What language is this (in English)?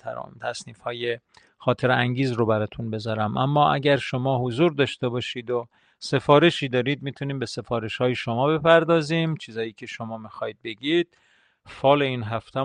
Persian